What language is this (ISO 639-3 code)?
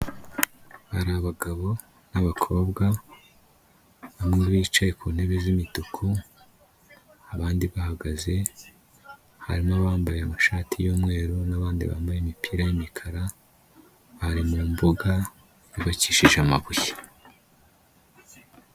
kin